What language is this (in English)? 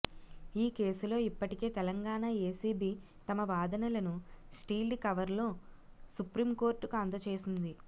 Telugu